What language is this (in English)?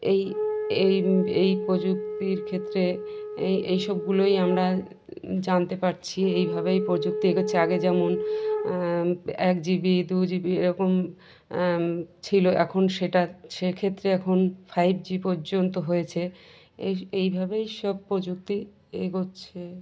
Bangla